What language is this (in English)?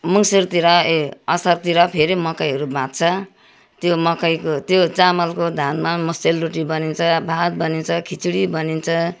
Nepali